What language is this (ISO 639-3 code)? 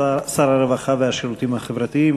heb